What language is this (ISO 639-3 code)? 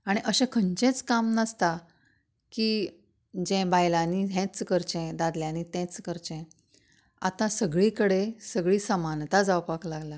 kok